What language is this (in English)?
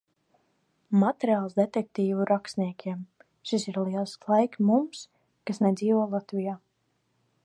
Latvian